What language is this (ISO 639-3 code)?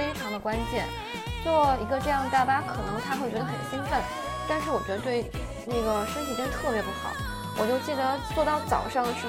zho